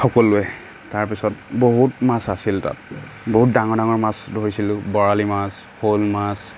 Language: Assamese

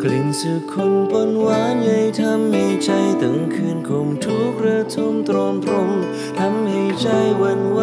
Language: Thai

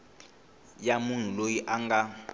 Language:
Tsonga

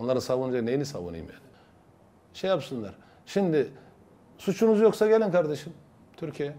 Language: Turkish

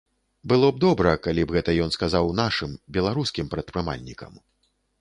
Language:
Belarusian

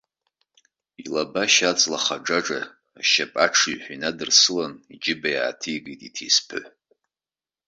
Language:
Abkhazian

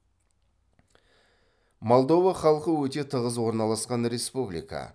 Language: Kazakh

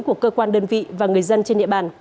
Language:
Vietnamese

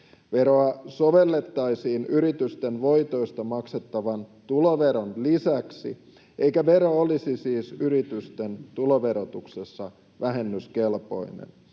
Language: Finnish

